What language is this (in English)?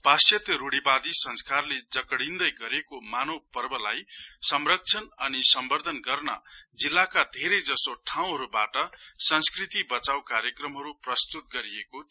Nepali